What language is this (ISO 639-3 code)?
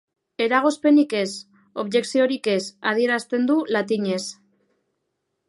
eus